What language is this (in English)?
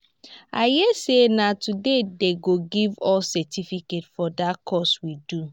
Nigerian Pidgin